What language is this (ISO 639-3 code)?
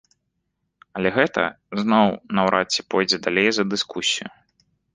bel